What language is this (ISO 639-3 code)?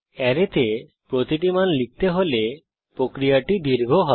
ben